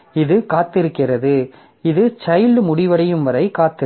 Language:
Tamil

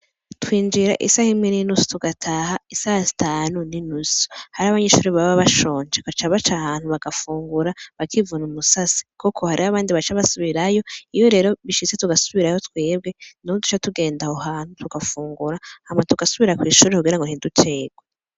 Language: Rundi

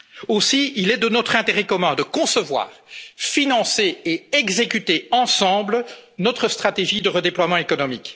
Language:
French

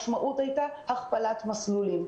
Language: Hebrew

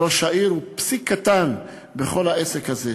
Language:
Hebrew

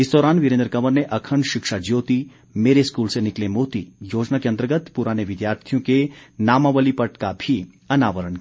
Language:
Hindi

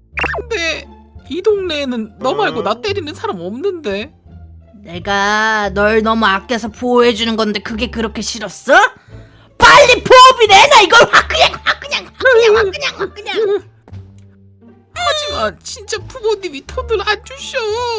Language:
Korean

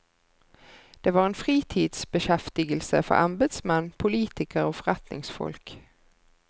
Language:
Norwegian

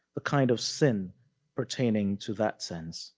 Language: English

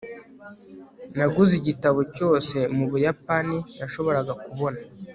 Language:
Kinyarwanda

